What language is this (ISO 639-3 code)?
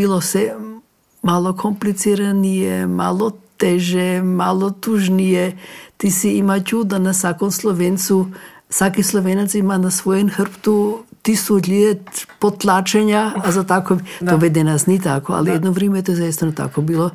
hrv